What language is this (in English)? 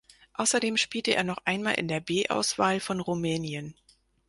German